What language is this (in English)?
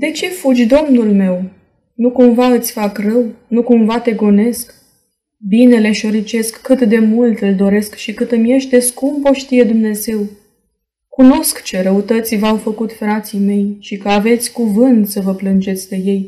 Romanian